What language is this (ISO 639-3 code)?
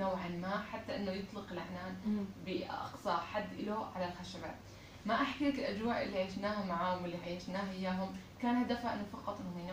ara